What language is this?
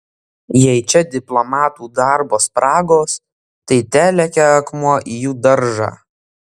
Lithuanian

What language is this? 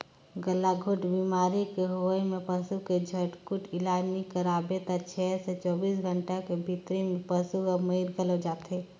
Chhattisgarhi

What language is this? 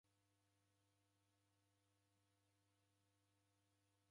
Taita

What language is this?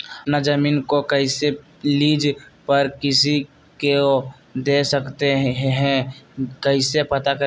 Magahi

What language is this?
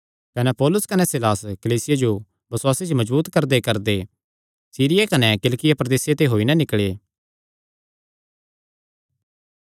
Kangri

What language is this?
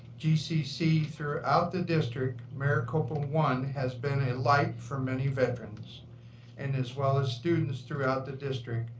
English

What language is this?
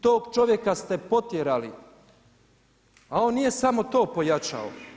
Croatian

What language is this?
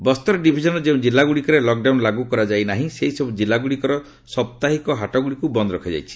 Odia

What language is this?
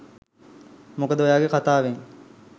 Sinhala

